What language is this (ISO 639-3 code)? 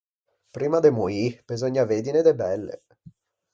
lij